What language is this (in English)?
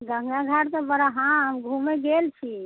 Maithili